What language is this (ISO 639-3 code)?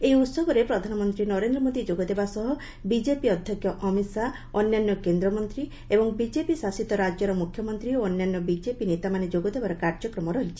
ori